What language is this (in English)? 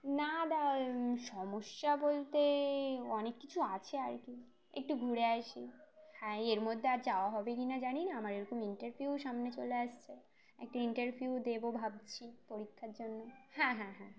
Bangla